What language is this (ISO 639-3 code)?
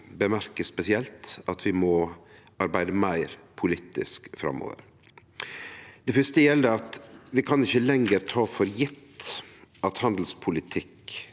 nor